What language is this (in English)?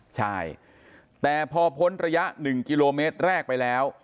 Thai